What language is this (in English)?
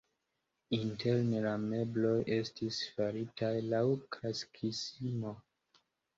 Esperanto